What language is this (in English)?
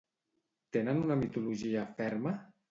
Catalan